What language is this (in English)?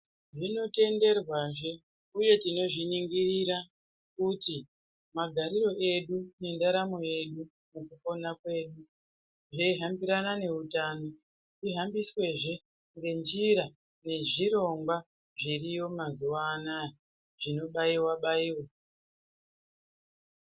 Ndau